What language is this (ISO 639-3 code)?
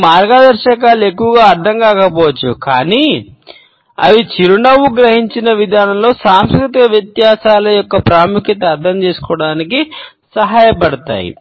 tel